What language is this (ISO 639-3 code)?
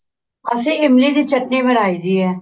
pan